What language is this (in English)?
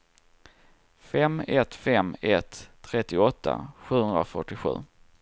Swedish